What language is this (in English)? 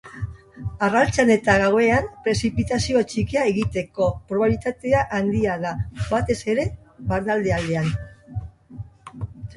Basque